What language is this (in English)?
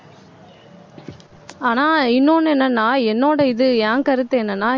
Tamil